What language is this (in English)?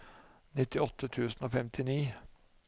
Norwegian